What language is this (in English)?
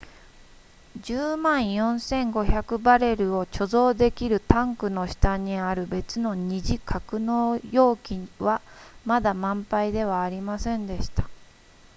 Japanese